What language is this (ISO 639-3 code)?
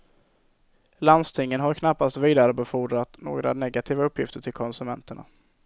swe